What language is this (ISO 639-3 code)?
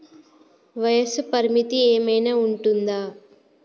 tel